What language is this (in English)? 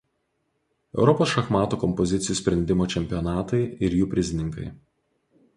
Lithuanian